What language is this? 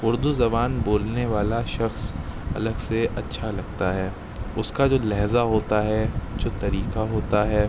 Urdu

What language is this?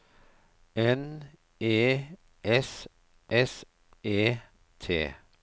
Norwegian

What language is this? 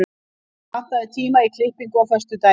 Icelandic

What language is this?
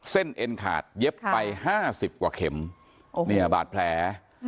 Thai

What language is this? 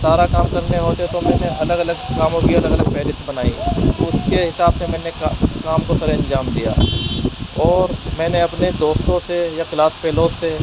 Urdu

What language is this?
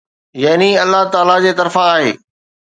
Sindhi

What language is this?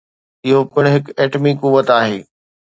Sindhi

